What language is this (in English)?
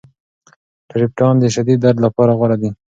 Pashto